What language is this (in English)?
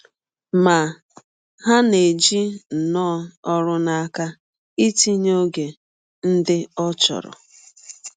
Igbo